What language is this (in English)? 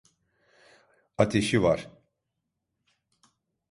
Turkish